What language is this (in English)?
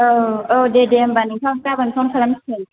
Bodo